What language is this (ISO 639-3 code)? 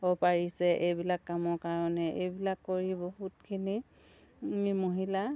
asm